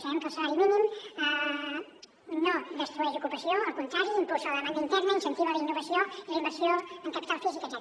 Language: Catalan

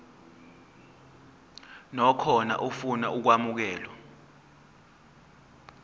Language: Zulu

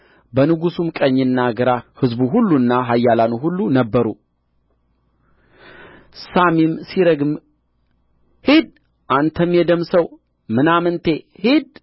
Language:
Amharic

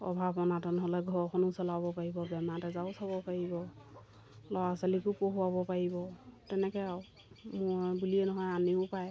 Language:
Assamese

